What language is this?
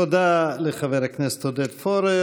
Hebrew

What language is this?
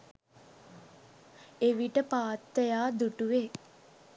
Sinhala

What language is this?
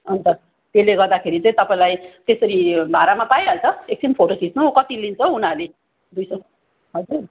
Nepali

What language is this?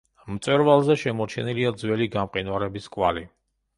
Georgian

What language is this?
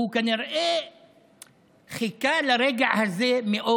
Hebrew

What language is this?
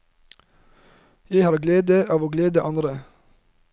Norwegian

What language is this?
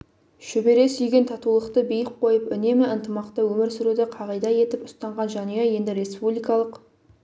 Kazakh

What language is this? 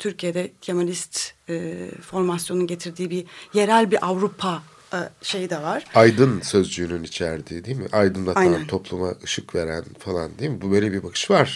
Turkish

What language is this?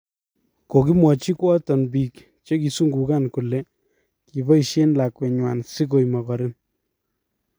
Kalenjin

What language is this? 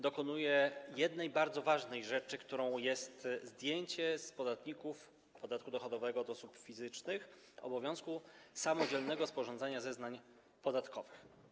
Polish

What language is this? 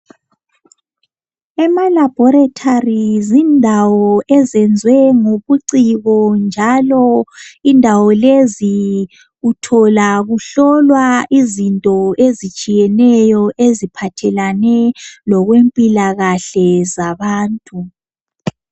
North Ndebele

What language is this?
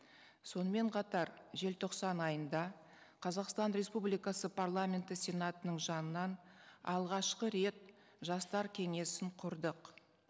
Kazakh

